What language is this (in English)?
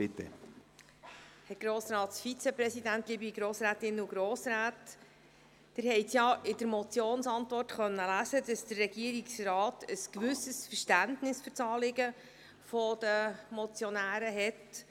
Swiss German